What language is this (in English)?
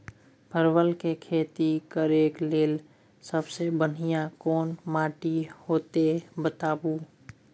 Maithili